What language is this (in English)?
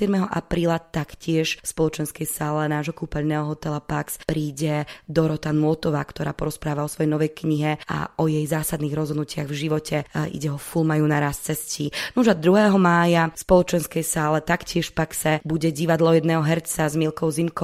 Slovak